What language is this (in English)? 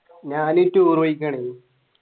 Malayalam